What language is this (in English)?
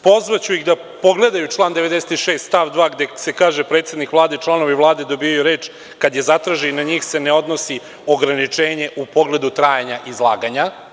Serbian